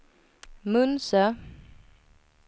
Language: Swedish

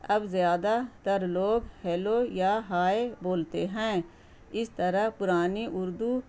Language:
Urdu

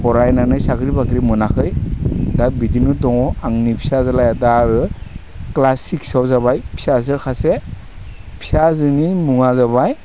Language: Bodo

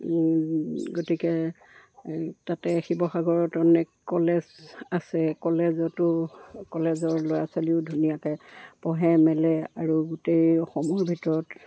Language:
Assamese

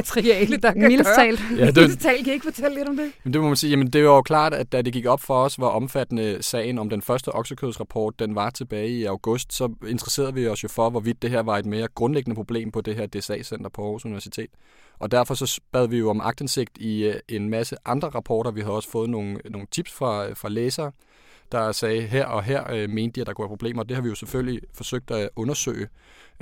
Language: Danish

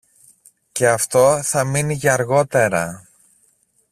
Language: Greek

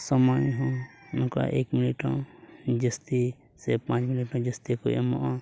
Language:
Santali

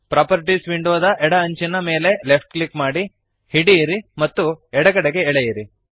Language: Kannada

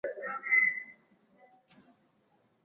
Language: Swahili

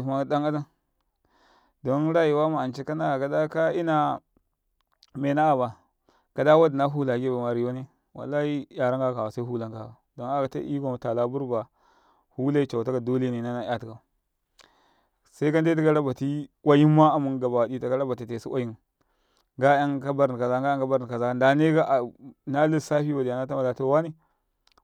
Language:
Karekare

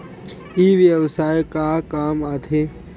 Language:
Chhattisgarhi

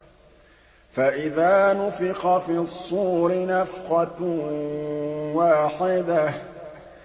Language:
Arabic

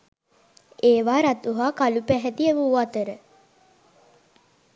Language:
Sinhala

